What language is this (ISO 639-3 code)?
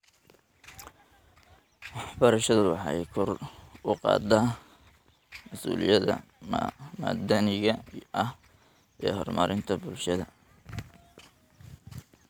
som